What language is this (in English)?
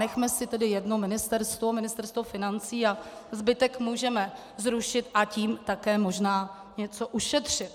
Czech